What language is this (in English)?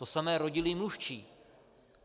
Czech